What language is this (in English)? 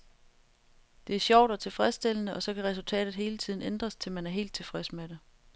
Danish